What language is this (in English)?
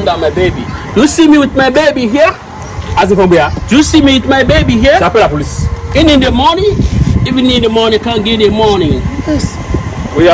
French